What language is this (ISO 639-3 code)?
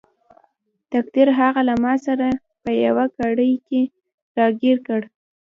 pus